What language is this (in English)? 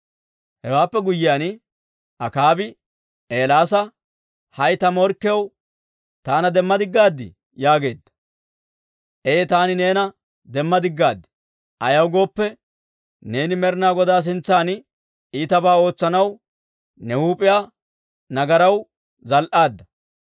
Dawro